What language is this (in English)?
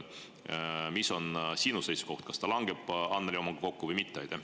Estonian